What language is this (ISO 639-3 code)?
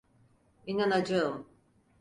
tur